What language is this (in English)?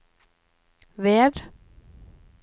Norwegian